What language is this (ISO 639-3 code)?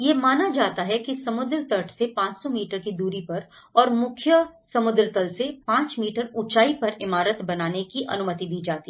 hin